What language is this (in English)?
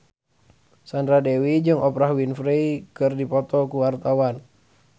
Sundanese